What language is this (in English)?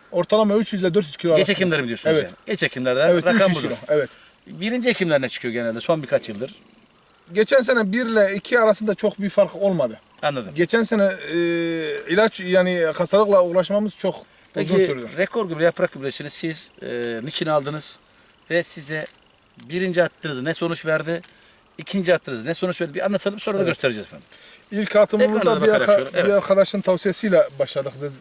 Turkish